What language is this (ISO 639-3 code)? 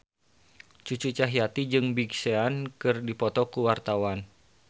sun